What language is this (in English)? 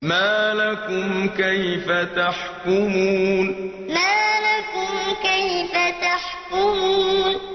Arabic